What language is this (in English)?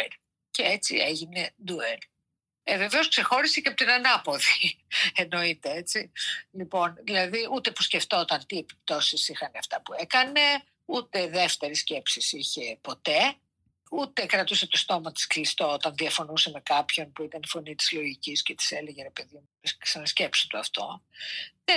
Greek